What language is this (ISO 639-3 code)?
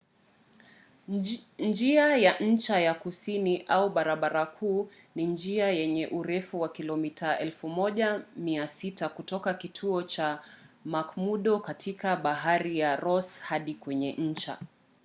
swa